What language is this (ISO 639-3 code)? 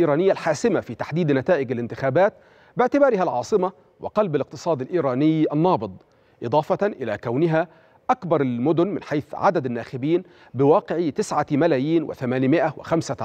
ara